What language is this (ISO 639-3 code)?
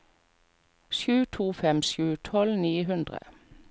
nor